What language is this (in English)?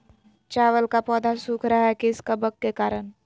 Magahi